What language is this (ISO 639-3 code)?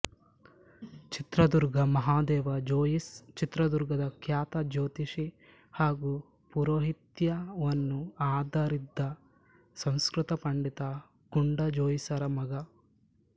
kan